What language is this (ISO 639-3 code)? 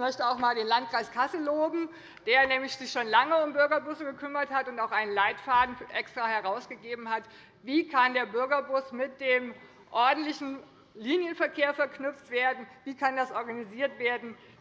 deu